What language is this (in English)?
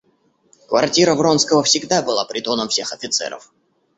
Russian